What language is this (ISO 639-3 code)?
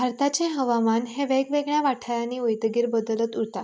kok